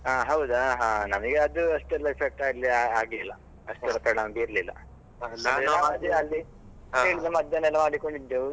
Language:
Kannada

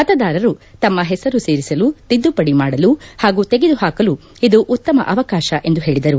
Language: Kannada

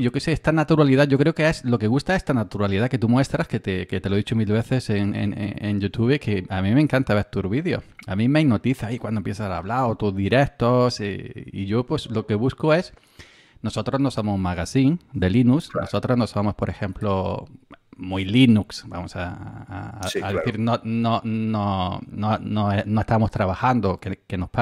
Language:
Spanish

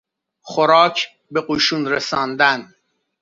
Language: Persian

